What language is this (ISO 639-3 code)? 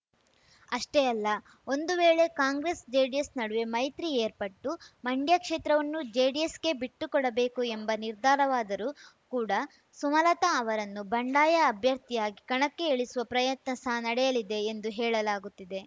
kan